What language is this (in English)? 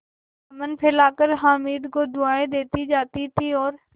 Hindi